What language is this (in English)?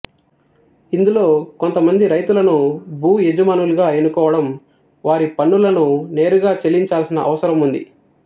Telugu